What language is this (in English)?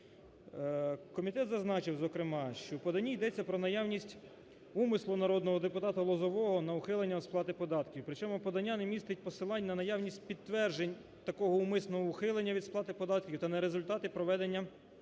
Ukrainian